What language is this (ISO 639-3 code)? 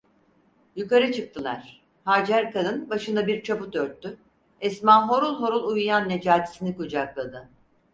tur